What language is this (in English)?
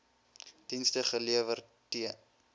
Afrikaans